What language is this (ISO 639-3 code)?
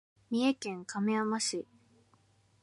jpn